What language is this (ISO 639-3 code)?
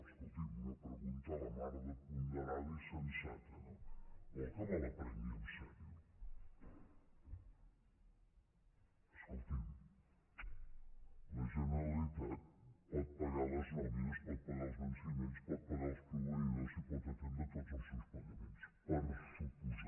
cat